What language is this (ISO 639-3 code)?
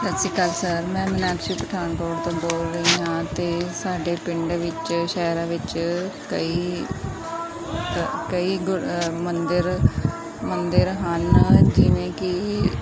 pan